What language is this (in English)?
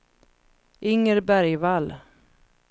Swedish